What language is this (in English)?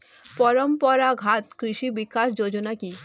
Bangla